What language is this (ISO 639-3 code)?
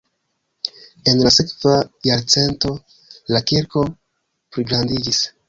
epo